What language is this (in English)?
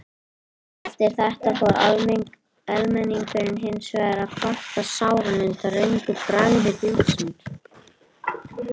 Icelandic